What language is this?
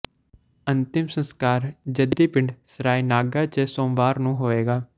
Punjabi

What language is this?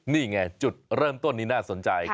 Thai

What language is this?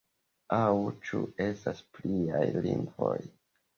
Esperanto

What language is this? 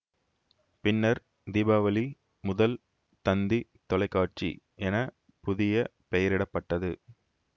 Tamil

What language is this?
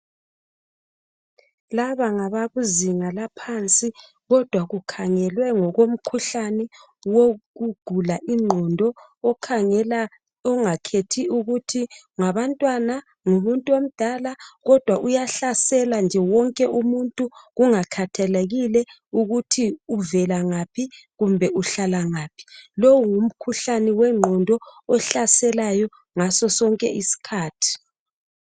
North Ndebele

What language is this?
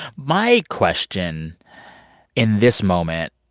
English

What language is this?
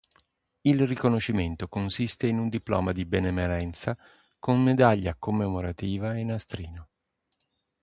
Italian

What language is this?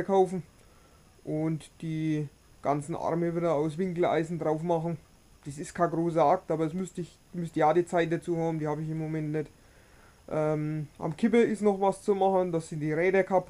German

